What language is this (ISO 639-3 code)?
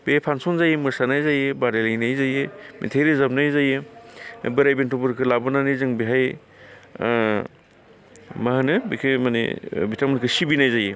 brx